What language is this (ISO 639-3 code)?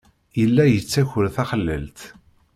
kab